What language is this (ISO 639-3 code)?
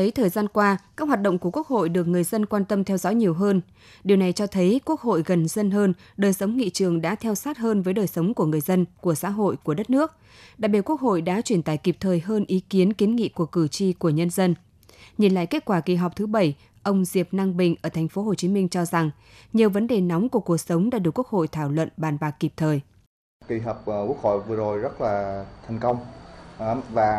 vie